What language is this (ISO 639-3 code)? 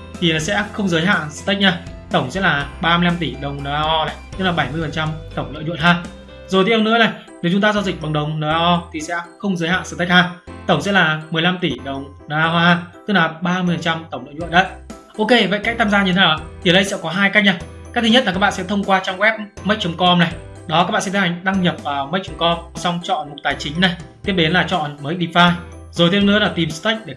vie